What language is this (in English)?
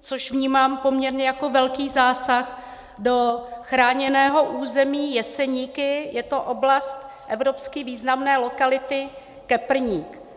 Czech